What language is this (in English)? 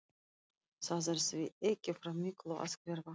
Icelandic